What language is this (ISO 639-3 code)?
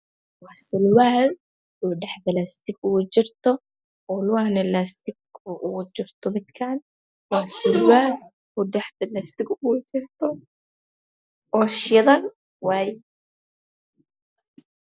som